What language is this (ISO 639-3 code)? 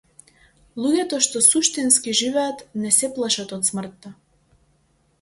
mkd